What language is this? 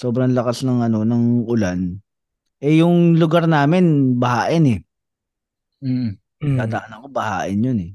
Filipino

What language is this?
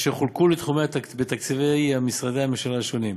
Hebrew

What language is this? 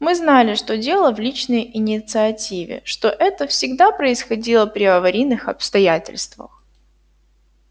Russian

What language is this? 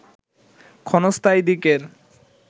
Bangla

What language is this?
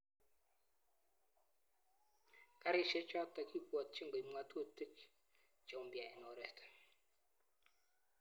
Kalenjin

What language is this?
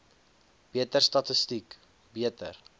Afrikaans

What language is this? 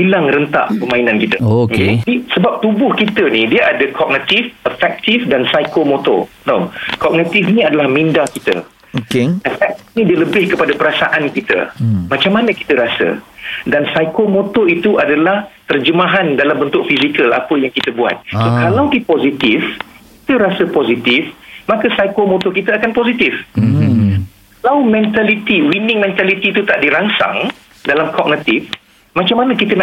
Malay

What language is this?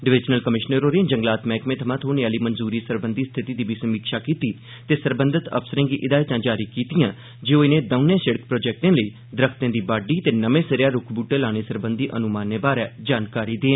Dogri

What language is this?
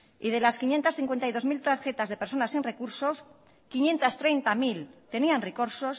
Spanish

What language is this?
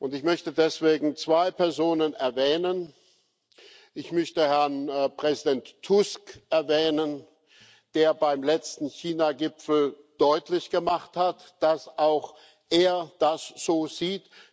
German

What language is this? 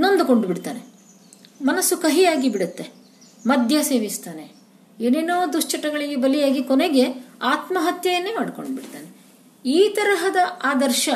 Kannada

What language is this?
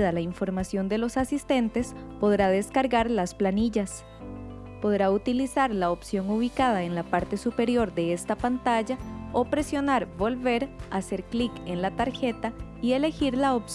Spanish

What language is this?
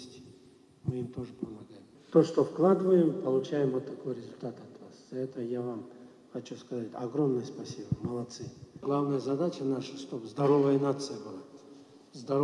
Russian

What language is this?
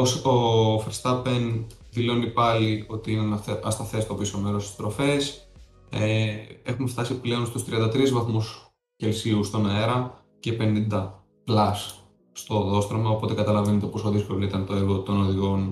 Greek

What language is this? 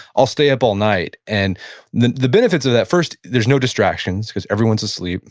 English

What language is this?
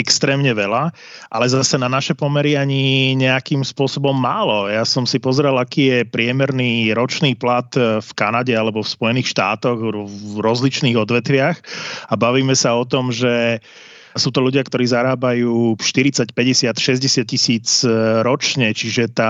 Slovak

